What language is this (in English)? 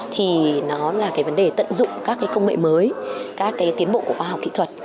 Vietnamese